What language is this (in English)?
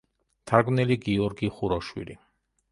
Georgian